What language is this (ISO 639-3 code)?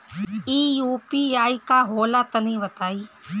bho